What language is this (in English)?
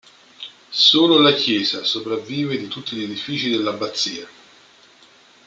Italian